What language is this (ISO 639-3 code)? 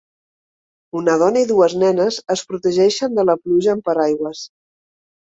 cat